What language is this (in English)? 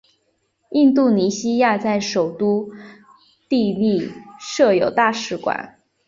Chinese